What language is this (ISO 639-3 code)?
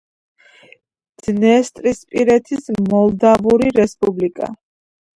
kat